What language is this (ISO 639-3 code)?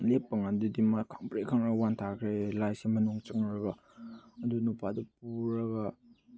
mni